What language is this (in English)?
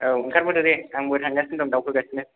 Bodo